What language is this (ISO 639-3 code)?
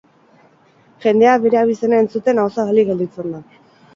eus